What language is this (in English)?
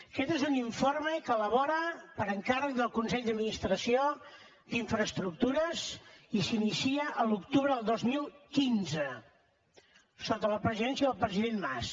Catalan